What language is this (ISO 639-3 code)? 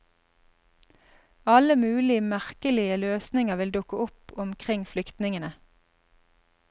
nor